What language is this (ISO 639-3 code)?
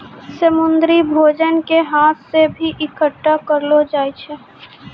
mai